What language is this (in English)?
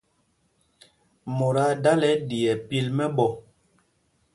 Mpumpong